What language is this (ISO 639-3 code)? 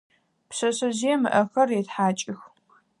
ady